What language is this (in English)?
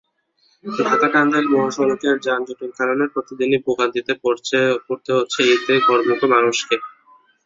Bangla